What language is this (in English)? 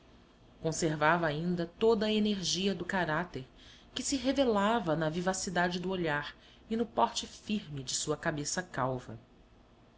Portuguese